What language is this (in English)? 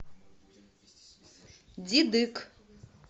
Russian